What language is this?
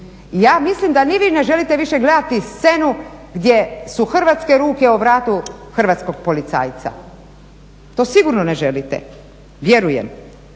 Croatian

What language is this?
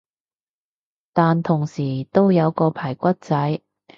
Cantonese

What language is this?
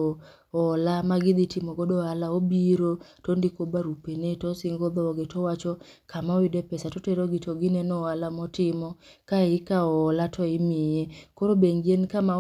Luo (Kenya and Tanzania)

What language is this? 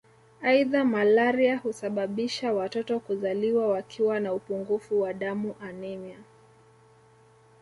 Swahili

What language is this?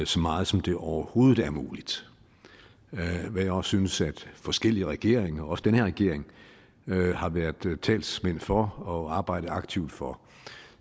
Danish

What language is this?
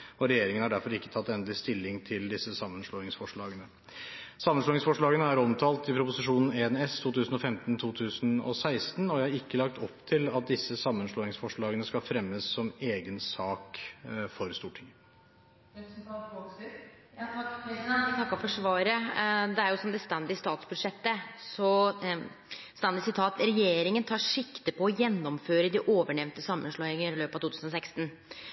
Norwegian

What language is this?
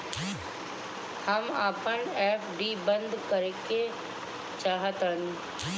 Bhojpuri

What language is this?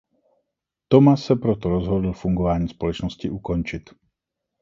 Czech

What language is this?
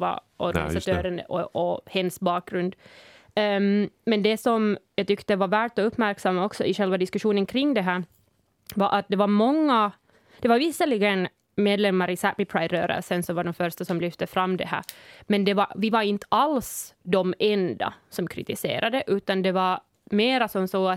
Swedish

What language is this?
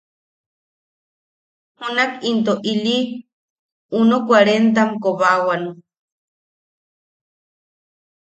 Yaqui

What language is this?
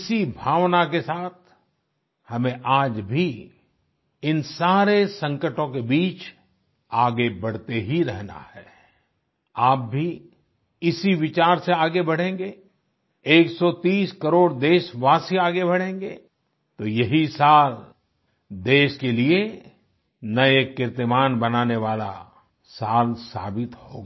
Hindi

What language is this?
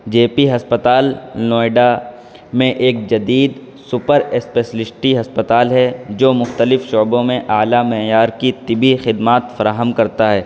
Urdu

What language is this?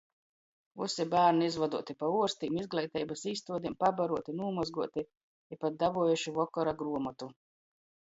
Latgalian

